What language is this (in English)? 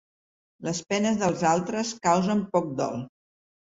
Catalan